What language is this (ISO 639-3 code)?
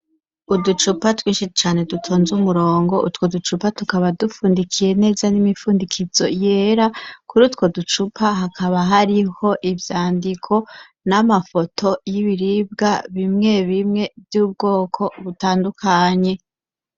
run